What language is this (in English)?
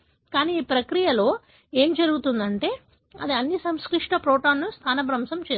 Telugu